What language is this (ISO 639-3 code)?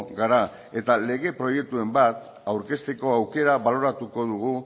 eus